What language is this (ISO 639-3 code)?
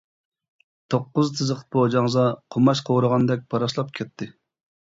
uig